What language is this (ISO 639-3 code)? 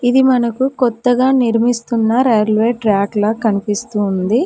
tel